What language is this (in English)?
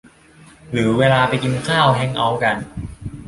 Thai